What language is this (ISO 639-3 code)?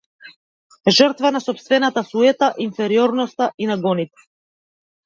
mkd